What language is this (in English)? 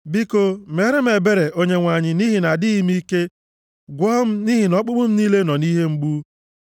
Igbo